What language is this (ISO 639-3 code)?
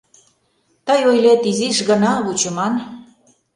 chm